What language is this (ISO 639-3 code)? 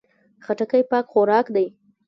pus